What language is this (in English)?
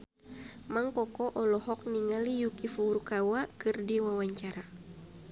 Sundanese